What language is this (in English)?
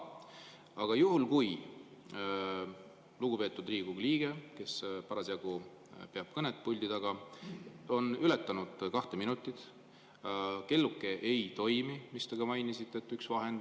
Estonian